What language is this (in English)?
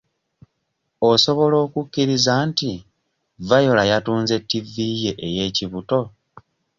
Ganda